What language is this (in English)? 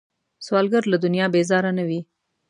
Pashto